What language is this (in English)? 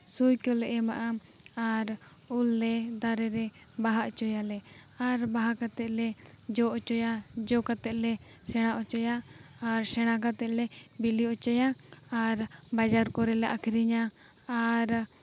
Santali